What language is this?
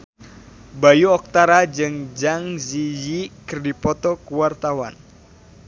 Sundanese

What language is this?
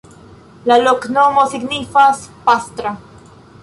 Esperanto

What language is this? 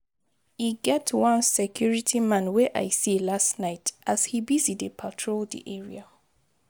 Nigerian Pidgin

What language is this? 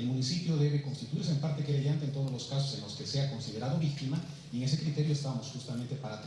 Spanish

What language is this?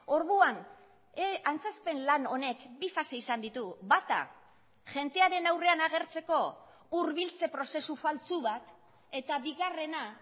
Basque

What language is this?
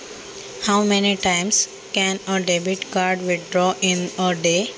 Marathi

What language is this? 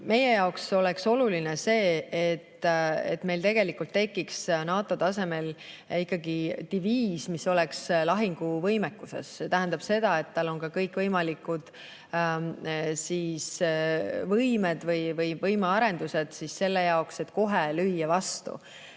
Estonian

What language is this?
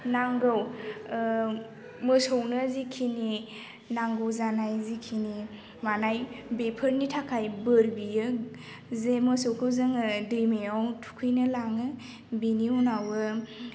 Bodo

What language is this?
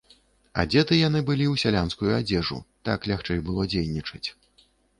Belarusian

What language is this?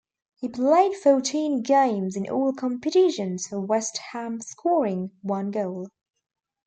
English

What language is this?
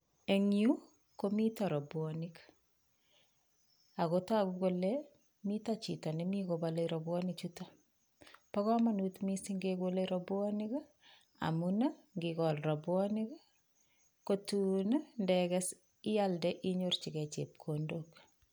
Kalenjin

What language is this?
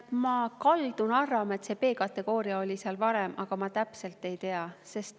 Estonian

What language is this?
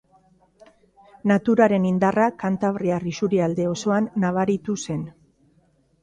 Basque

